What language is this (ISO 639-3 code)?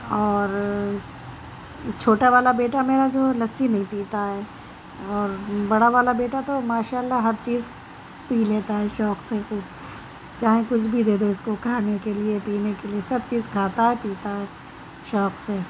urd